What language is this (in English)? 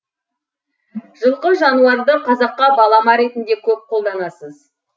Kazakh